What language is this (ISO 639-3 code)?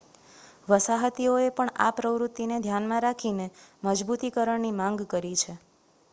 guj